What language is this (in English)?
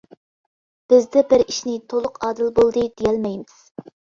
Uyghur